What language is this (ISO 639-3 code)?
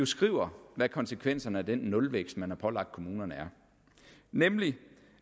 dan